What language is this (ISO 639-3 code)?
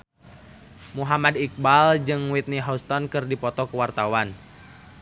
sun